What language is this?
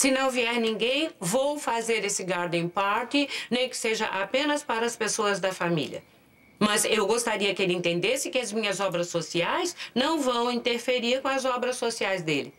Portuguese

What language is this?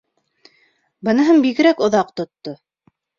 Bashkir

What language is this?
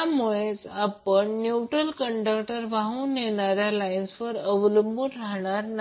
Marathi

